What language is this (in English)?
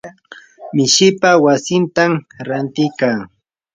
Yanahuanca Pasco Quechua